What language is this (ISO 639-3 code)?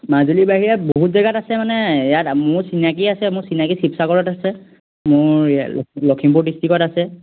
asm